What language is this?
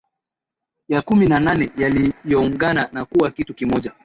Swahili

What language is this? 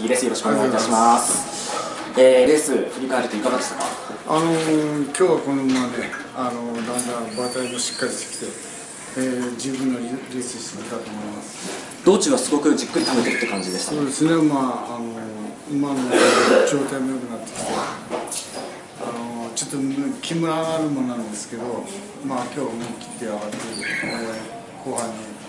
Japanese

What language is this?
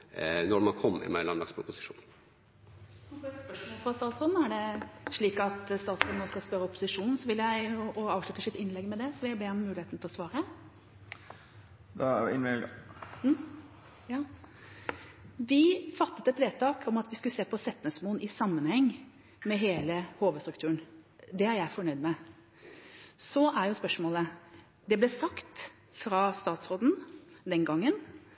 Norwegian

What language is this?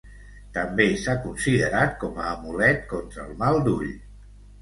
Catalan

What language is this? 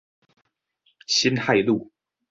Chinese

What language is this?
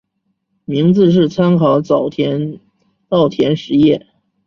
Chinese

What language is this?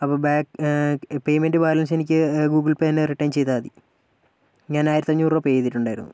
Malayalam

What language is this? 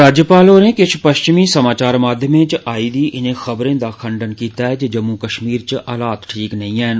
Dogri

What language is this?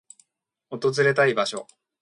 Japanese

